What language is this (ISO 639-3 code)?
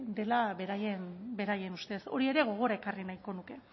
eus